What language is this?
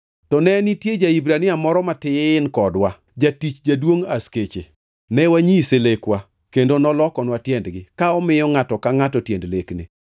Luo (Kenya and Tanzania)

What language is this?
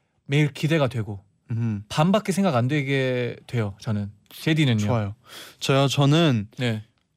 Korean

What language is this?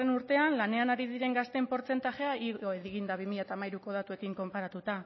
Basque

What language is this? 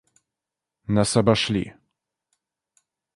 Russian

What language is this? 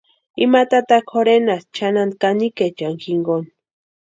Western Highland Purepecha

